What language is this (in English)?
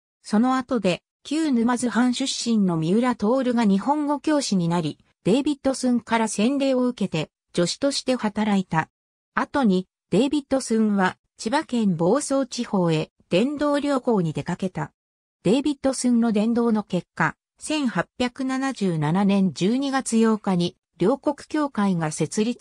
Japanese